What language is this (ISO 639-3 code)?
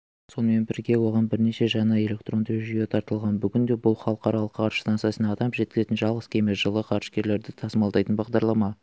kaz